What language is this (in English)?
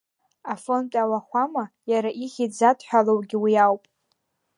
Abkhazian